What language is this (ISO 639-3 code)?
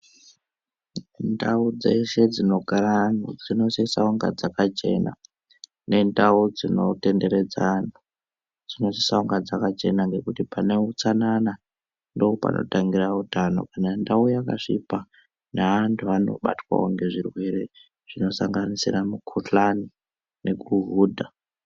ndc